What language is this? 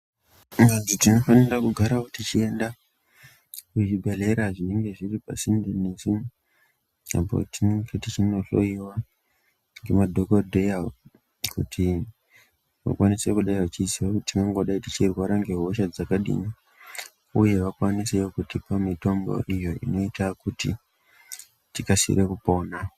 Ndau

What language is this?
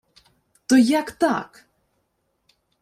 Ukrainian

